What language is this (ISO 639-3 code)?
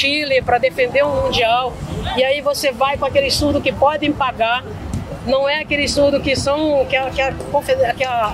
por